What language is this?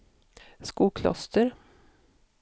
Swedish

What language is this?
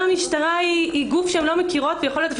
Hebrew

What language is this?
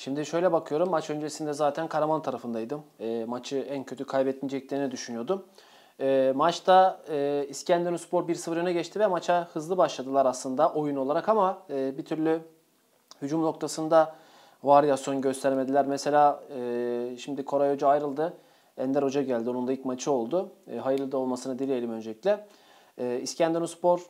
Turkish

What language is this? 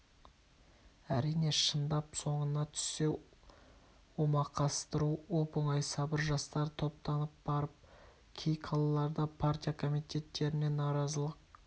Kazakh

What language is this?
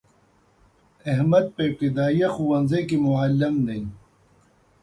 Pashto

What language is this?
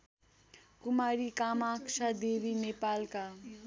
Nepali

